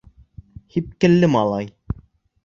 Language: Bashkir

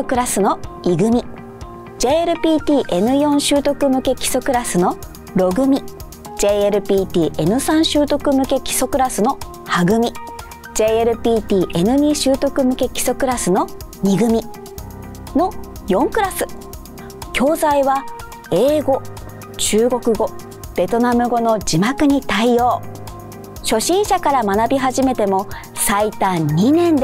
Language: Japanese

